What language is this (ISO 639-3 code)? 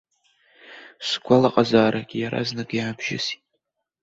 abk